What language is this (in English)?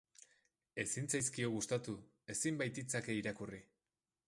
Basque